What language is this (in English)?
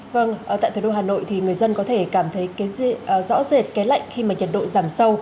Vietnamese